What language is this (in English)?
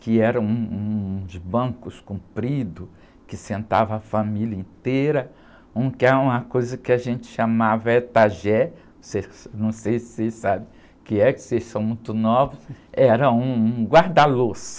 Portuguese